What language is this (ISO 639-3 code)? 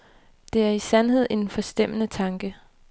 dan